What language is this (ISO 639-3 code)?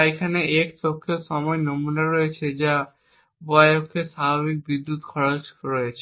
ben